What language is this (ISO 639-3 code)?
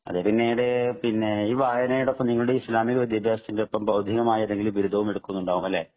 mal